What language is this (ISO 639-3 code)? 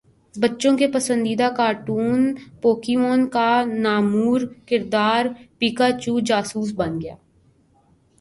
urd